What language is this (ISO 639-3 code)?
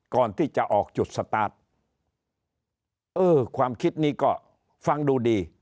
tha